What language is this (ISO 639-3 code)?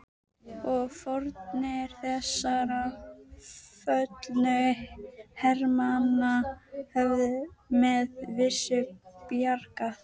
isl